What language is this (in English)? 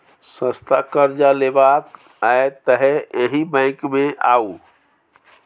Maithili